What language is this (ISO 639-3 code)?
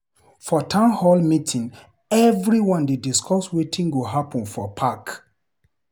pcm